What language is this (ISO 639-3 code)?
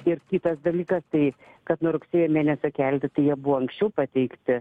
lit